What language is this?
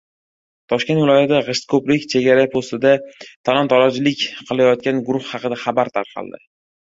Uzbek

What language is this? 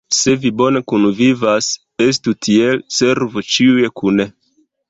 Esperanto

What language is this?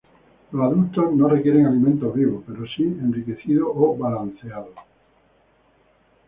Spanish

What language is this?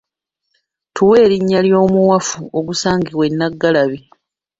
Ganda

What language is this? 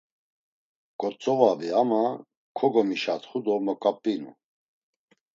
Laz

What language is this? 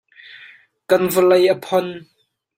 Hakha Chin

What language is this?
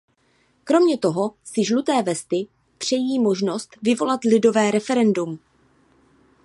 Czech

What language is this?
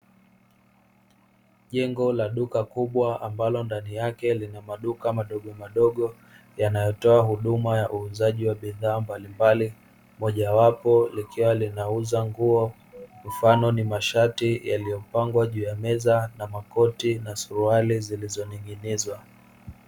Swahili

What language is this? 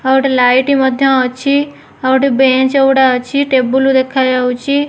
Odia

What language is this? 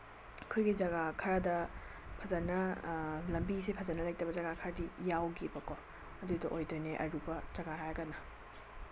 Manipuri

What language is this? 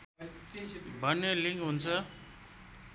Nepali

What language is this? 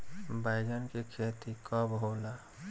Bhojpuri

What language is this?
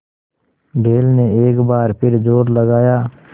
Hindi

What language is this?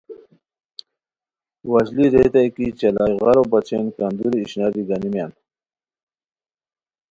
Khowar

